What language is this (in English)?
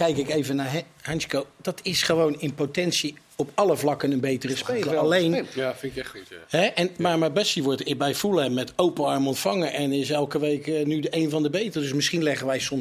Dutch